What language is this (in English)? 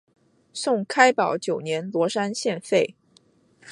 Chinese